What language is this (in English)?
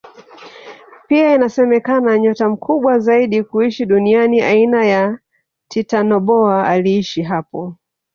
Swahili